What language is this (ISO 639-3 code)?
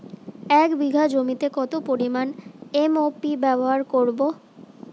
ben